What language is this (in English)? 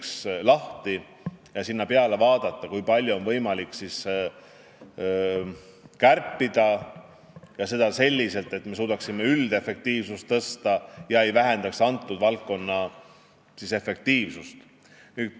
Estonian